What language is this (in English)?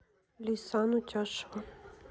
Russian